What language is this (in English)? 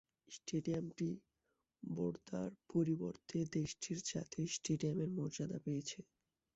Bangla